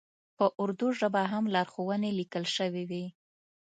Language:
Pashto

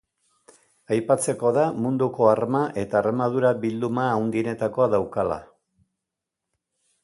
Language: Basque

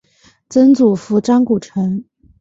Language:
Chinese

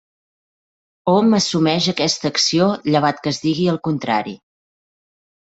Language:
Catalan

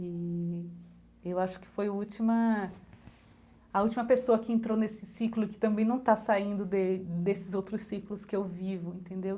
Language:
Portuguese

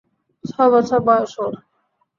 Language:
Bangla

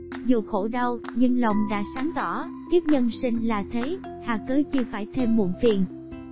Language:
Vietnamese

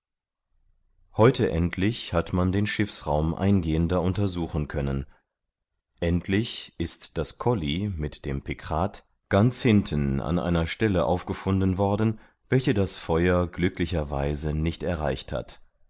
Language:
German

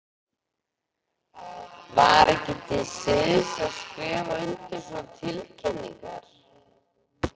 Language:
Icelandic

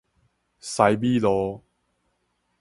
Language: Min Nan Chinese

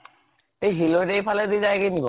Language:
Assamese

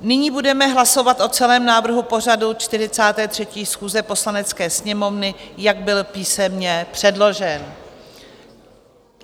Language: Czech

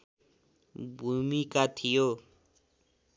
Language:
Nepali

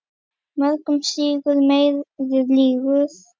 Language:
Icelandic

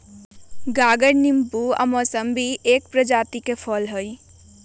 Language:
Magahi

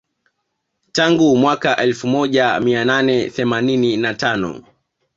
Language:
Swahili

